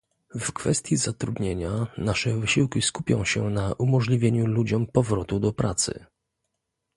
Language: Polish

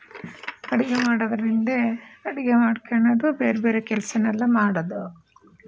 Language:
Kannada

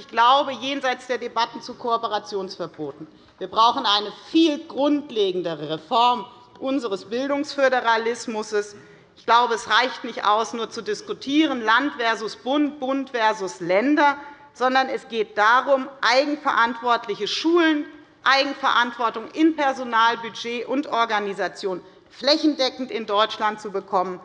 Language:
German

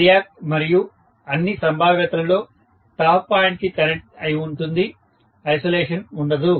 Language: Telugu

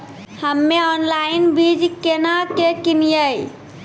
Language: Maithili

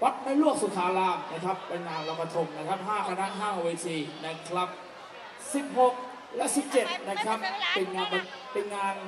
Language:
Thai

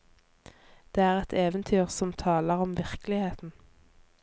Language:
Norwegian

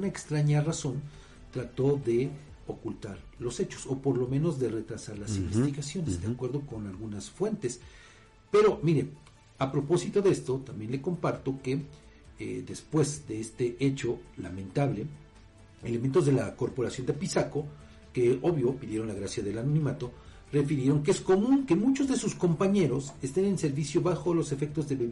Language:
Spanish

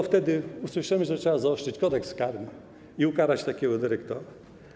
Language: Polish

